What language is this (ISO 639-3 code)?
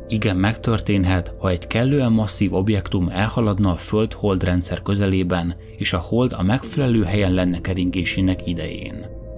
hun